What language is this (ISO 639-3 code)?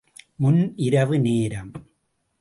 tam